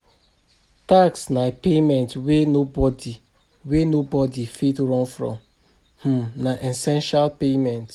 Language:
Nigerian Pidgin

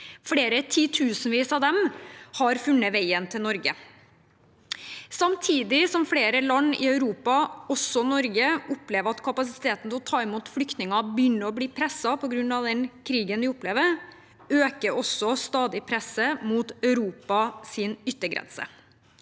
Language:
Norwegian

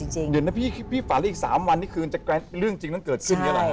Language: Thai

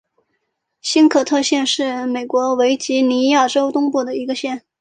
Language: Chinese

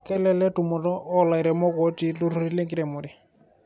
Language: Masai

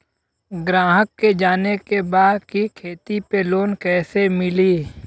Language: Bhojpuri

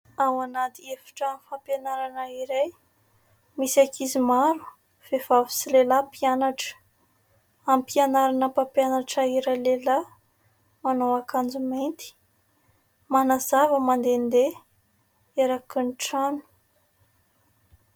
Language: Malagasy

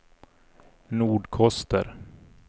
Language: Swedish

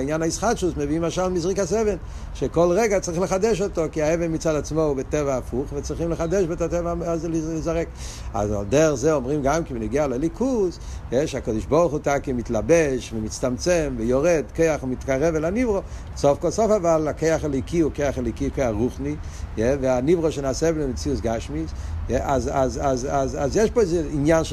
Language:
Hebrew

